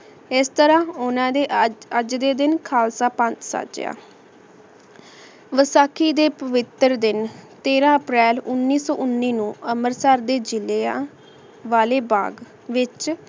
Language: Punjabi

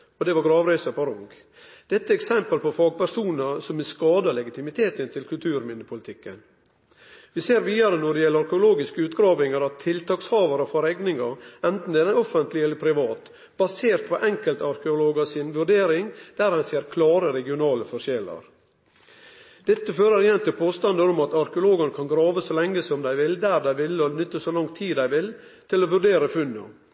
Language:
Norwegian Nynorsk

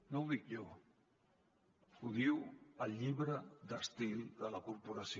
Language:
Catalan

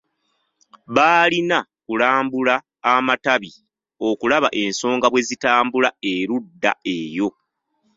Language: Ganda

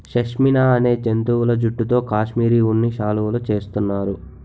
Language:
Telugu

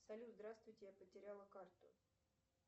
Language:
Russian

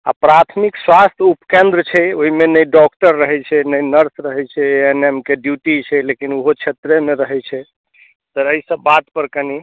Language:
Maithili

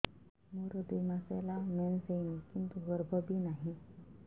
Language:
Odia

